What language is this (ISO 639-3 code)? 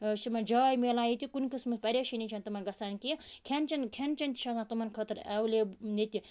kas